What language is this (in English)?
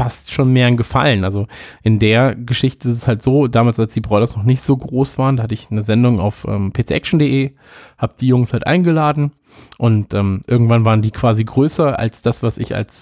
German